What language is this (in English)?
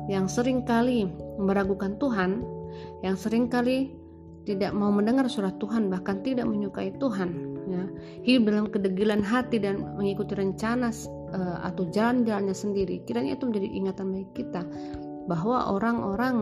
Indonesian